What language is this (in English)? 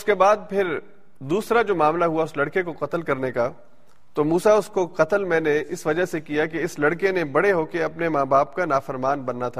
Urdu